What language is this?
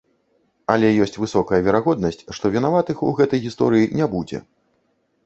Belarusian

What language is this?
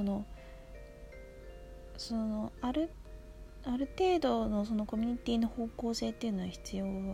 Japanese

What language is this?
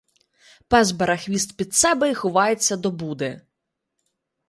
Ukrainian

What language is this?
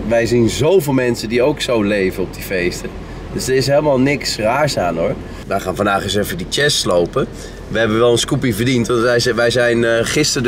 Dutch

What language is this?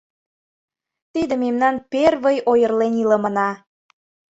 Mari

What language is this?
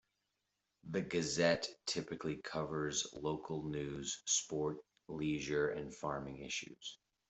English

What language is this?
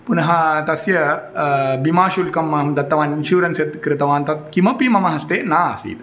Sanskrit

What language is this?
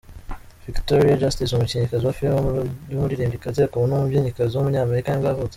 Kinyarwanda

